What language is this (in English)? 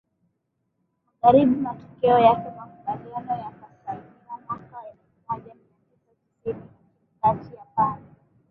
Swahili